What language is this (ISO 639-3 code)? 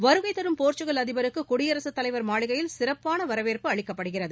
tam